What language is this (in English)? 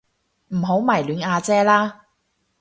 Cantonese